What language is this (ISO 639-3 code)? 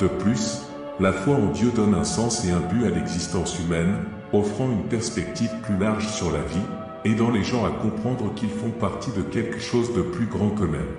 fra